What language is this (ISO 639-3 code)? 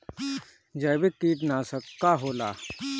bho